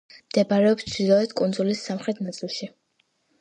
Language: Georgian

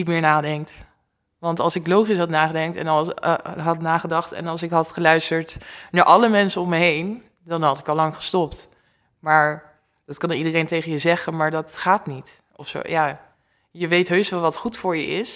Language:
Dutch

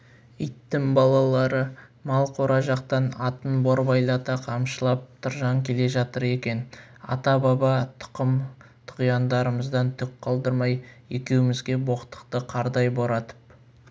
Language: Kazakh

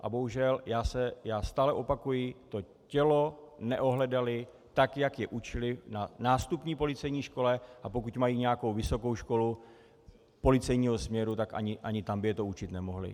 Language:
Czech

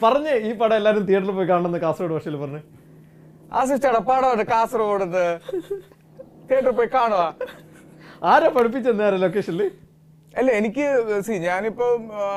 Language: Malayalam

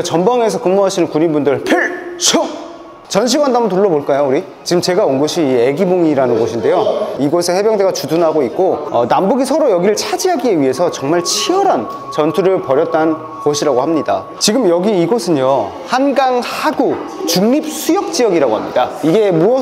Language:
Korean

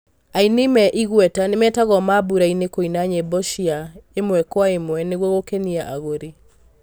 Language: Kikuyu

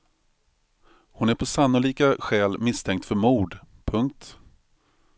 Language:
Swedish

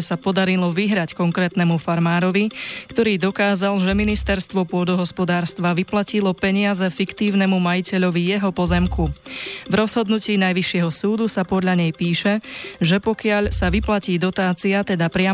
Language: Slovak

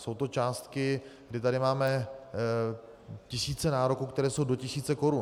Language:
Czech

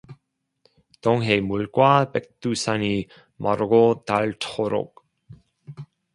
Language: Korean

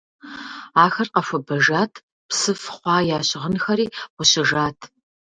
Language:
Kabardian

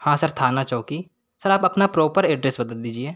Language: Hindi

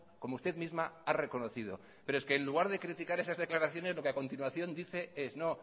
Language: Spanish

